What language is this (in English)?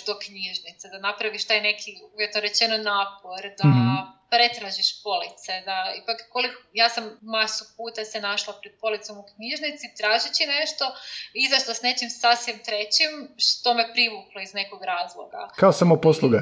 Croatian